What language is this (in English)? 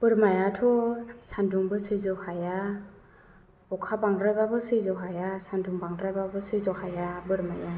Bodo